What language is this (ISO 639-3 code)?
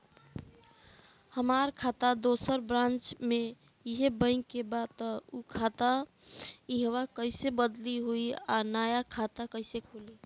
bho